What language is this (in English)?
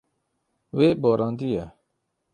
Kurdish